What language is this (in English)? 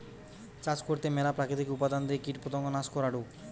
Bangla